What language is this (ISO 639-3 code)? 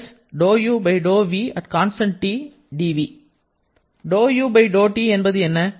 tam